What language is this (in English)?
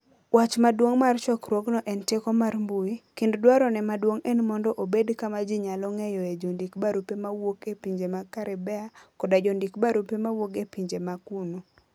Luo (Kenya and Tanzania)